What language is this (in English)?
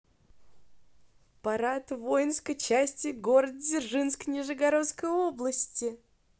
Russian